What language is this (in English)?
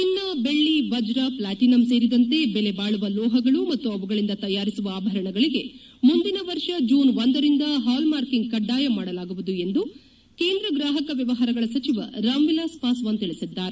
Kannada